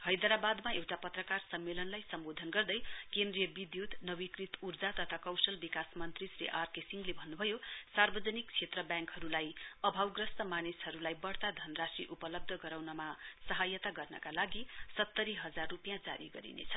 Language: Nepali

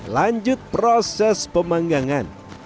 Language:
Indonesian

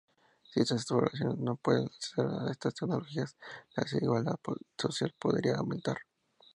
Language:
Spanish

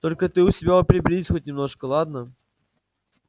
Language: Russian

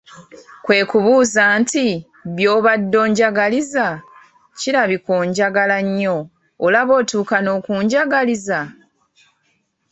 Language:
Ganda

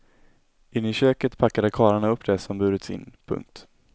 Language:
Swedish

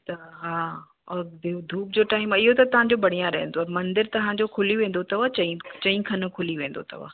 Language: Sindhi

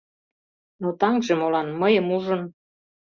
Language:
Mari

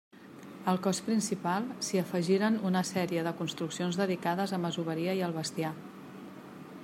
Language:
Catalan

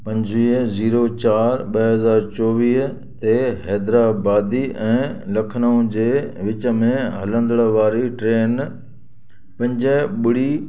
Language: Sindhi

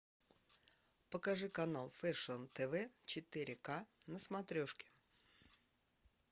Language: Russian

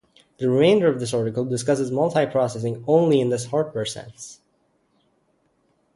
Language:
English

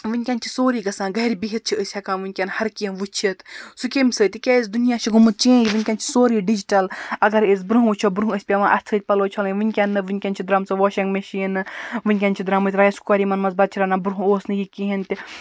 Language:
Kashmiri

